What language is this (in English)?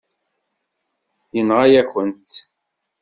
Kabyle